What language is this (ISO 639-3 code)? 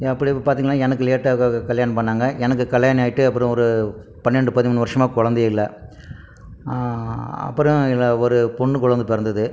tam